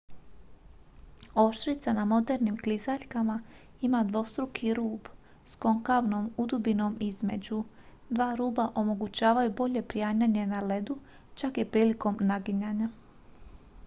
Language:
Croatian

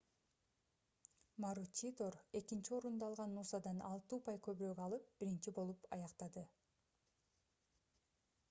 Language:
Kyrgyz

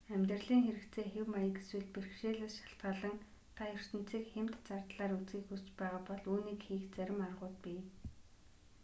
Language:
Mongolian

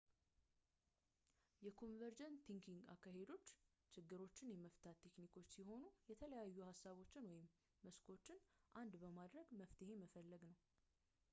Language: Amharic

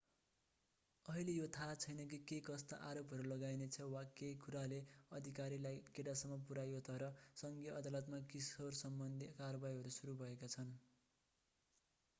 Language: Nepali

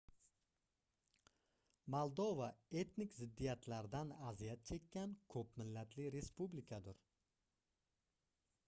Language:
Uzbek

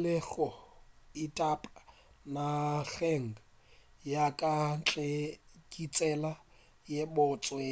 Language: Northern Sotho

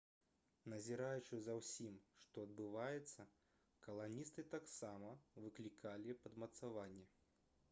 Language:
Belarusian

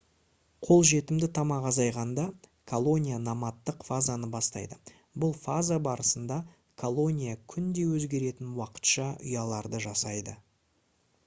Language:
Kazakh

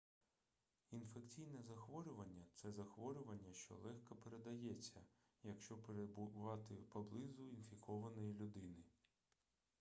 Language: Ukrainian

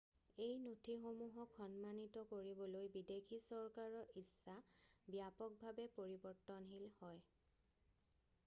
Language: Assamese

